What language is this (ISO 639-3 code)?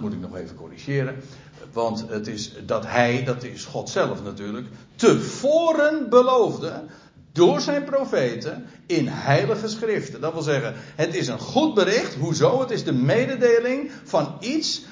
nld